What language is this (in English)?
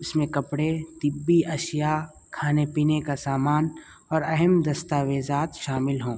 Urdu